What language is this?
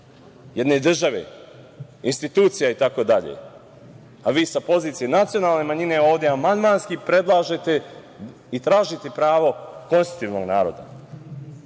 Serbian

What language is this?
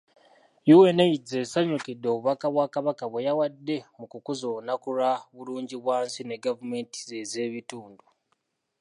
Ganda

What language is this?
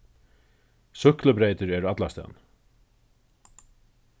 Faroese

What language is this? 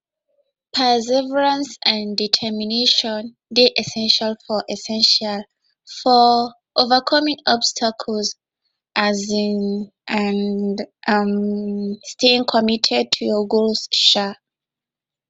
Nigerian Pidgin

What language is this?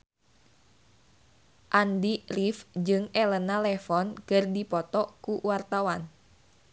Sundanese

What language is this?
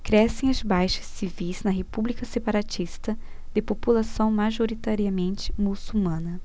Portuguese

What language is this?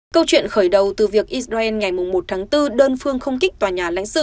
Vietnamese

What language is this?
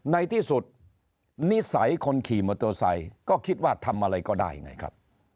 Thai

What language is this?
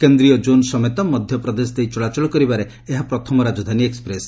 Odia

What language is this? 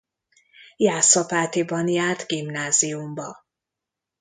Hungarian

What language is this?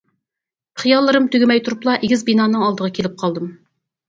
Uyghur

